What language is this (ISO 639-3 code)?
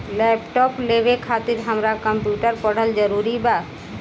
bho